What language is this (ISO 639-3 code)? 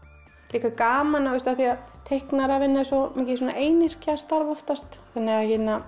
isl